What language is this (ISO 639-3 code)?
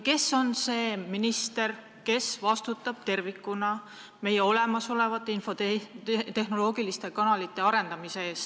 est